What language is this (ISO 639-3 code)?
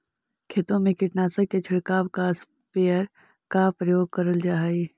mag